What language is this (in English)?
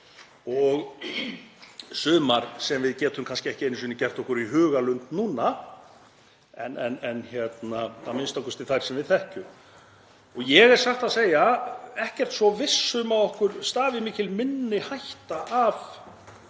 Icelandic